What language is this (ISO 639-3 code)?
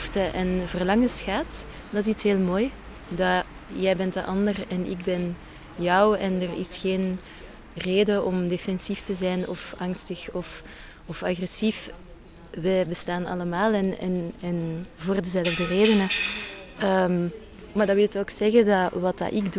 nld